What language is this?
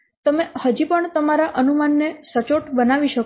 Gujarati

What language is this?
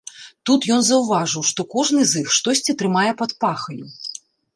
Belarusian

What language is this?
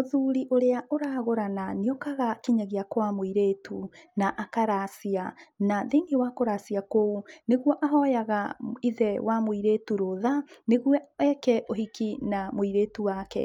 Kikuyu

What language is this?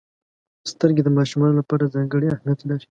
Pashto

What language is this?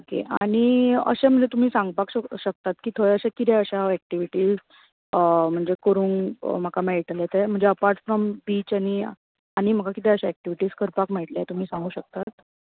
Konkani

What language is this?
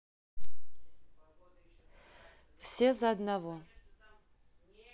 Russian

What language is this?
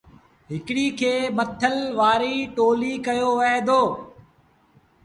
Sindhi Bhil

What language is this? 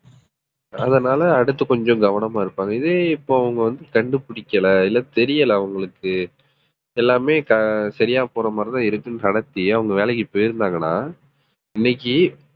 Tamil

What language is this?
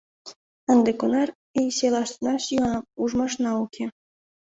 Mari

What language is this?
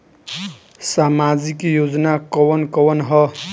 Bhojpuri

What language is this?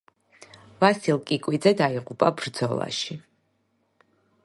Georgian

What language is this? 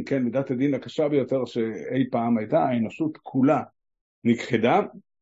Hebrew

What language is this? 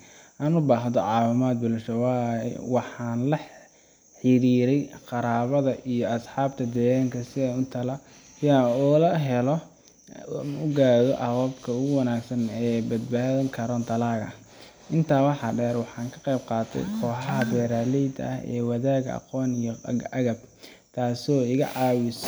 Somali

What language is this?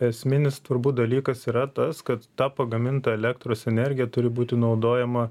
Lithuanian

